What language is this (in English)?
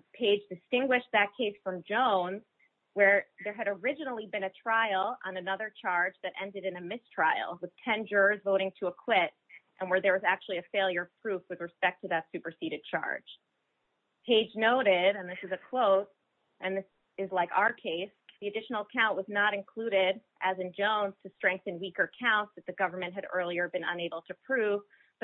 English